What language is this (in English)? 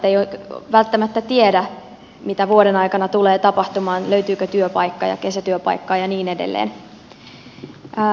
Finnish